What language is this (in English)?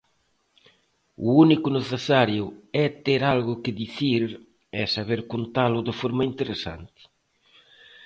Galician